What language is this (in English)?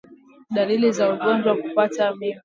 Swahili